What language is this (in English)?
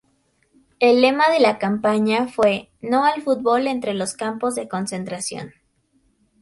Spanish